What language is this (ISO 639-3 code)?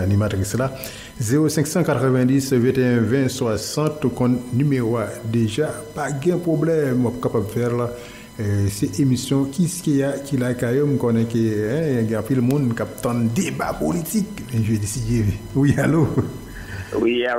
fra